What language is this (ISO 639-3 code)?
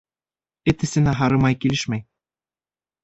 bak